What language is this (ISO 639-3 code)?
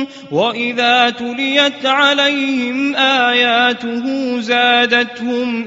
ara